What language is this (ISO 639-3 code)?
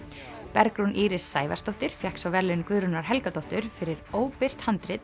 isl